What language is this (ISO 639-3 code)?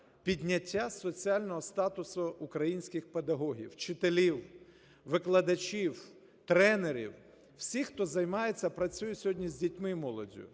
ukr